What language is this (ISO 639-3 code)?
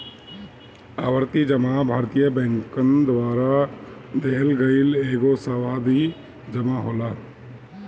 bho